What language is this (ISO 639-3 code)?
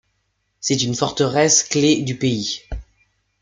fra